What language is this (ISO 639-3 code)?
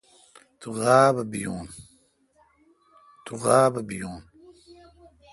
xka